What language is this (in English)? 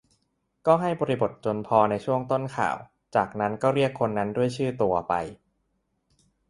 Thai